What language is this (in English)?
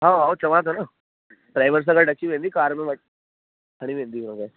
Sindhi